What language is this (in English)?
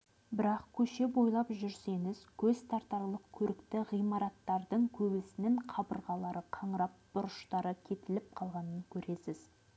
Kazakh